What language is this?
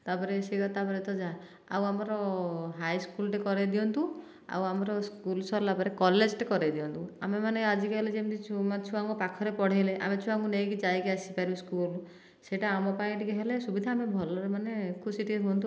Odia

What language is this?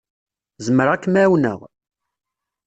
Kabyle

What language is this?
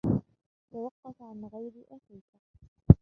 Arabic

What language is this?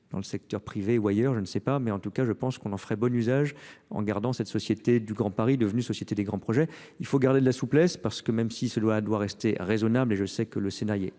French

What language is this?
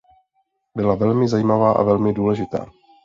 Czech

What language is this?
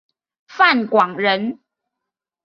Chinese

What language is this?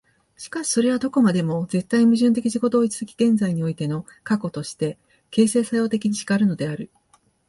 Japanese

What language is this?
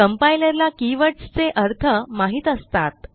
Marathi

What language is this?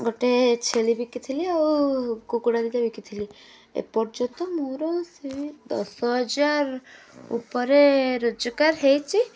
Odia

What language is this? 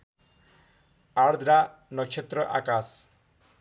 Nepali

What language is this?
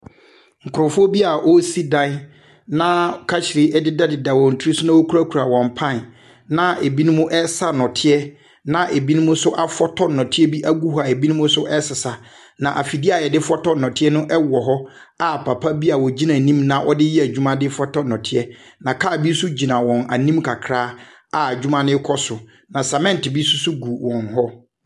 Akan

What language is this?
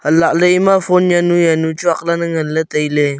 Wancho Naga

